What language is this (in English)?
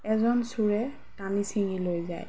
Assamese